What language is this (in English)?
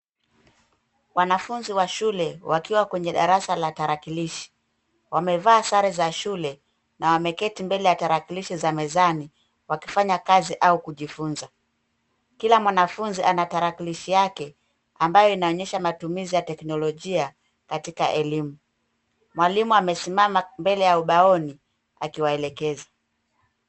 Swahili